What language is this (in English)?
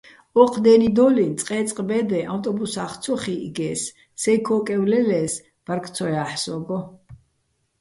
Bats